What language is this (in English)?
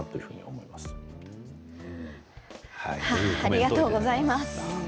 Japanese